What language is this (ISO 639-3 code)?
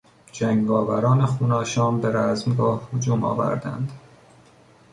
fas